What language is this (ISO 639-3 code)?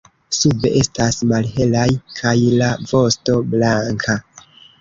epo